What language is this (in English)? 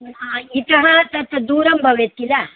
Sanskrit